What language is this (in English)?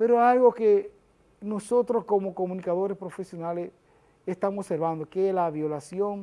Spanish